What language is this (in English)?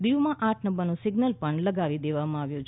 Gujarati